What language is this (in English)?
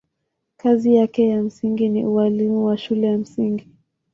Swahili